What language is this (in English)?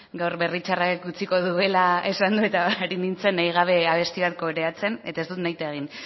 Basque